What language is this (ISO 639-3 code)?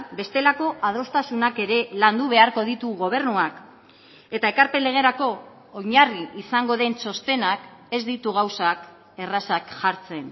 eus